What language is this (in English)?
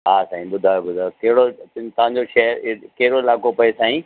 Sindhi